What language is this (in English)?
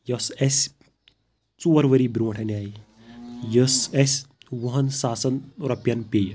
Kashmiri